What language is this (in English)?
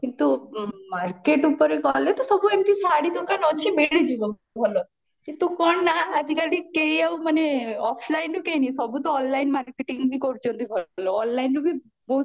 Odia